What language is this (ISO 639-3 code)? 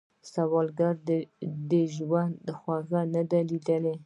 pus